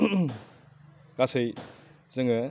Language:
Bodo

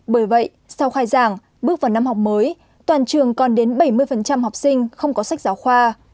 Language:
Vietnamese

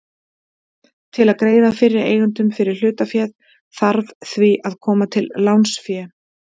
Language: Icelandic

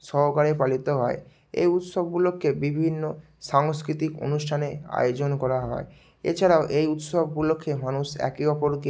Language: Bangla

